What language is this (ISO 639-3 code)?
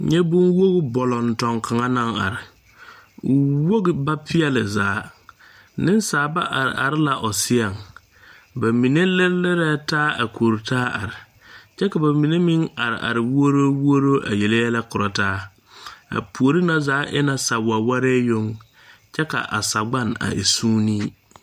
dga